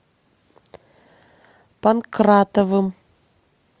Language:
Russian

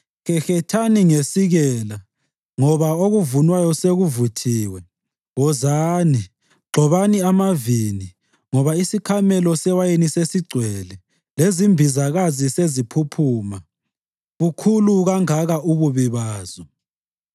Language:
North Ndebele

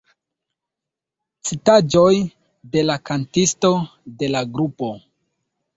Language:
Esperanto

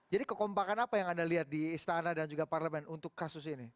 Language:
Indonesian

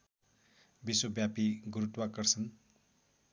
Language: Nepali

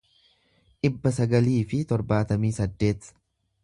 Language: Oromo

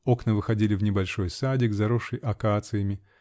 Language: Russian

